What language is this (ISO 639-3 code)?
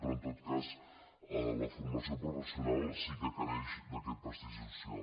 cat